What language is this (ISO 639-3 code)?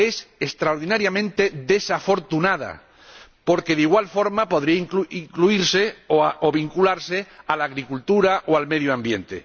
spa